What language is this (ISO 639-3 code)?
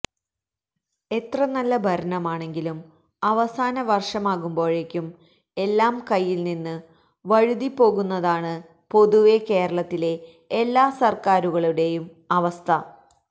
mal